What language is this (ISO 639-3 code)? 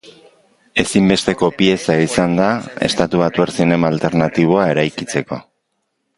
eus